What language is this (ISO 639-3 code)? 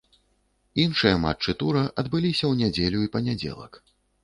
bel